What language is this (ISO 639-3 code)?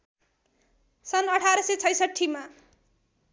nep